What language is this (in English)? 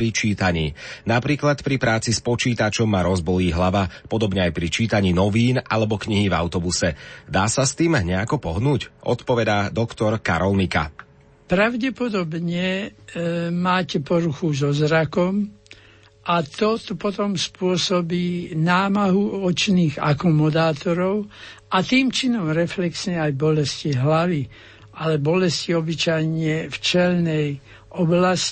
Slovak